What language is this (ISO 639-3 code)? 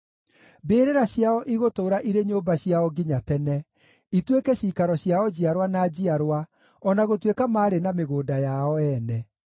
kik